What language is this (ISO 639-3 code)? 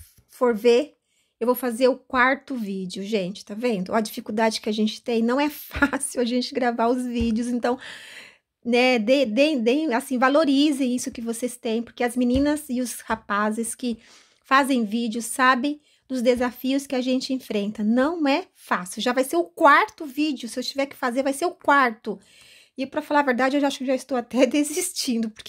por